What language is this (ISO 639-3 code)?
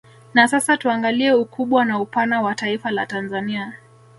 swa